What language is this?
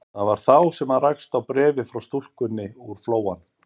Icelandic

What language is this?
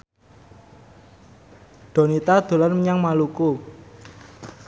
Javanese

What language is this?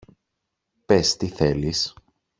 Greek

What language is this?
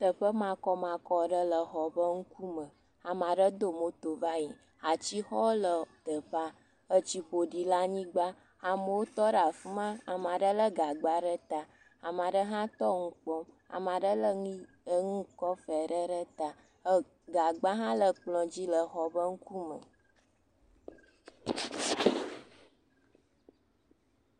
Ewe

